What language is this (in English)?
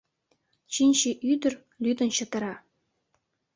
Mari